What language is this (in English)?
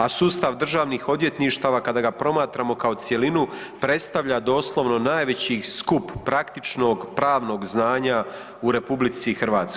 Croatian